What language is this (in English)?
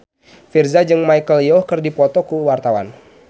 Sundanese